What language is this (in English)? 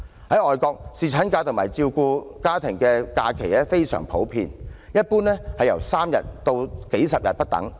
Cantonese